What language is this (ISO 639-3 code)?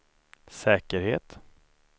swe